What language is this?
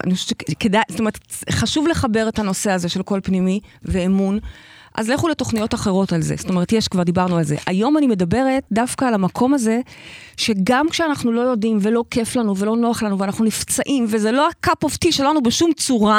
Hebrew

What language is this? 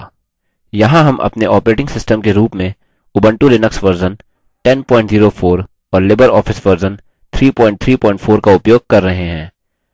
Hindi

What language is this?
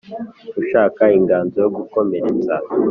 Kinyarwanda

